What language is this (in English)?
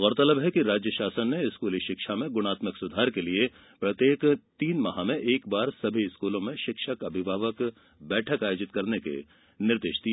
Hindi